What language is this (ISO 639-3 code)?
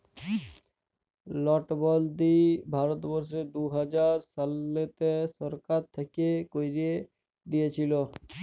ben